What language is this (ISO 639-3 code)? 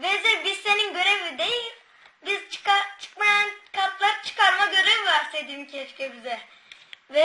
tur